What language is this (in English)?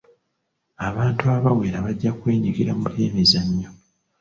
Ganda